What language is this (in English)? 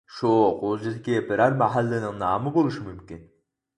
Uyghur